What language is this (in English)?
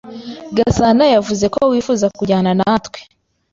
Kinyarwanda